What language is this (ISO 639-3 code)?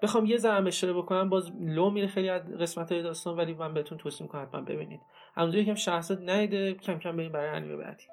fas